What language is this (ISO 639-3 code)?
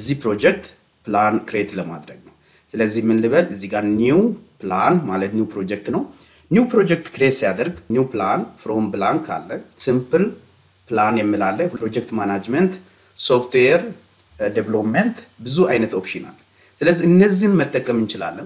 ron